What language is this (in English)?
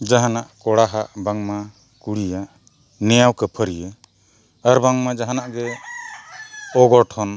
Santali